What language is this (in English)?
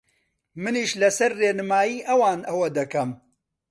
Central Kurdish